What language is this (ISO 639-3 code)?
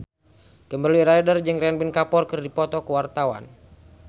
sun